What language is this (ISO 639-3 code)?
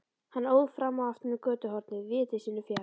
isl